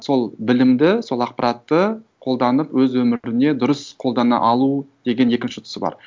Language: Kazakh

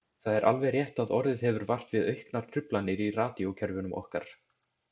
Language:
Icelandic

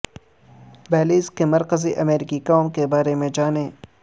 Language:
Urdu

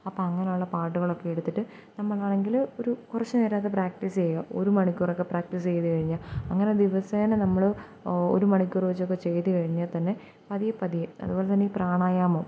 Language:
Malayalam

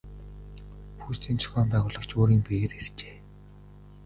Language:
Mongolian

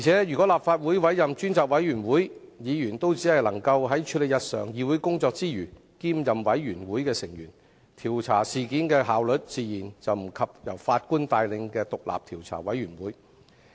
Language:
Cantonese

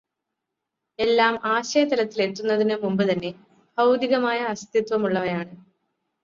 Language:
Malayalam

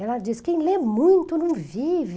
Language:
Portuguese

